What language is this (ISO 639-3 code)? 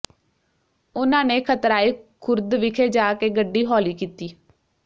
pan